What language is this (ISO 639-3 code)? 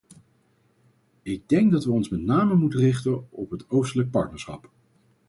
nld